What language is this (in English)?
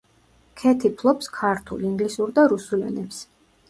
Georgian